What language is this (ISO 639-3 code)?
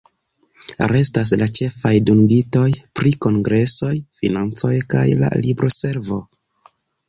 epo